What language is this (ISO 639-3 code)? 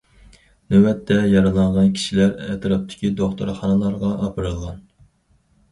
uig